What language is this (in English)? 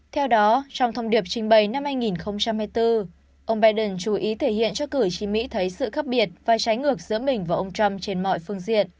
Vietnamese